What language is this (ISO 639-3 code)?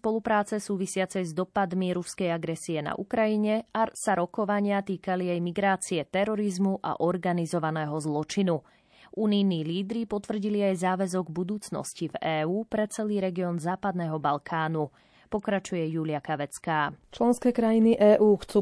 slk